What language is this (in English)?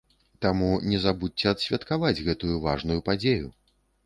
Belarusian